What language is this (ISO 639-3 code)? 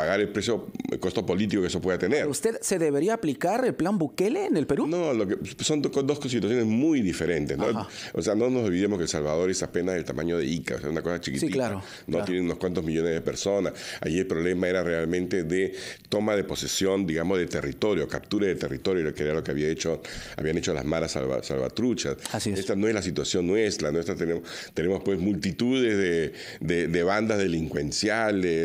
spa